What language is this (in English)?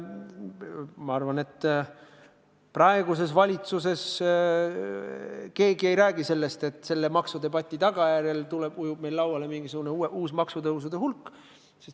Estonian